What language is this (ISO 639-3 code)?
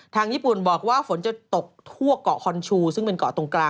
tha